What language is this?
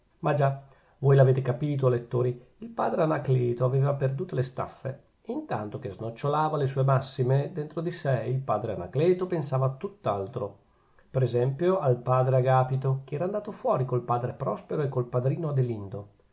Italian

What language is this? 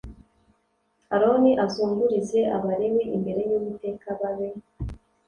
Kinyarwanda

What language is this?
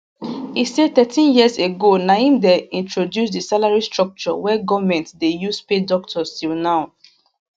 Nigerian Pidgin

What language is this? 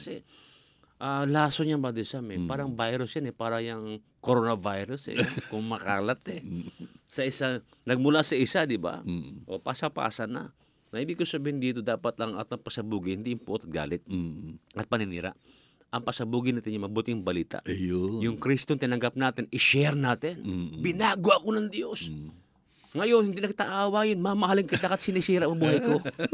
Filipino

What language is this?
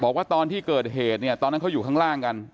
Thai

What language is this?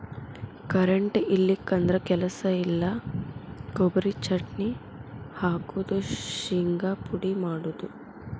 Kannada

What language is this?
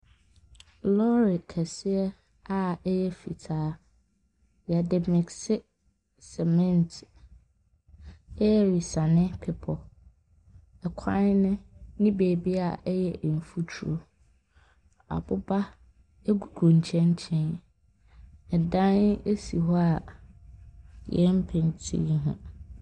Akan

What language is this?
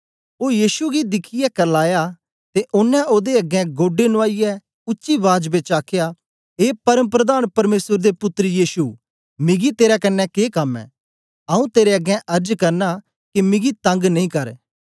Dogri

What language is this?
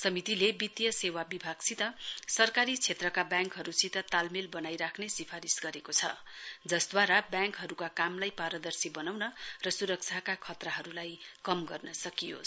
Nepali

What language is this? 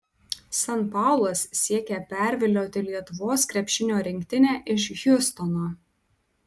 Lithuanian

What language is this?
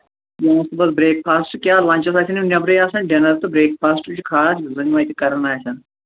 Kashmiri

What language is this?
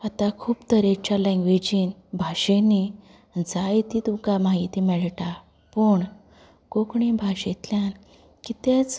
Konkani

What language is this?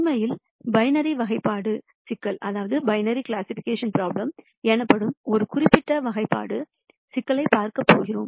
Tamil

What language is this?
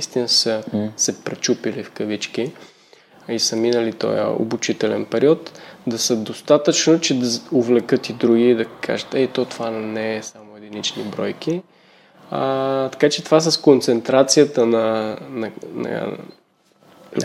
Bulgarian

